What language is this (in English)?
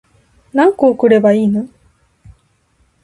Japanese